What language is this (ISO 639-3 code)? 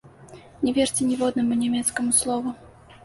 bel